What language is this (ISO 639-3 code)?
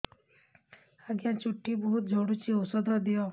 ori